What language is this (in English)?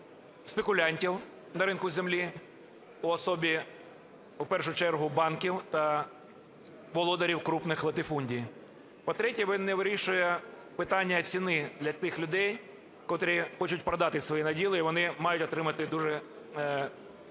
Ukrainian